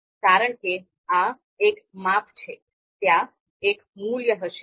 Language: Gujarati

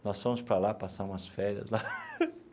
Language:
Portuguese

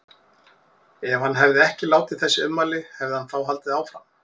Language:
Icelandic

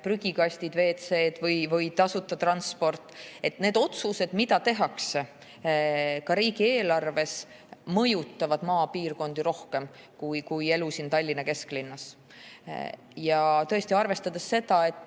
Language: Estonian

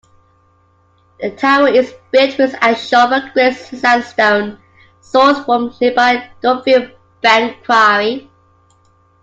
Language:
English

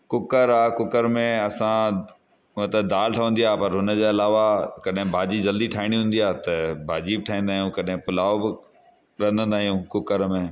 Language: Sindhi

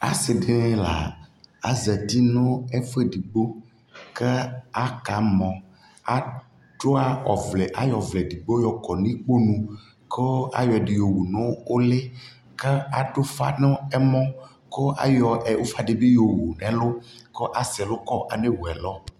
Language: Ikposo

